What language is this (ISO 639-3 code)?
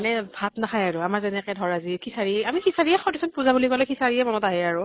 asm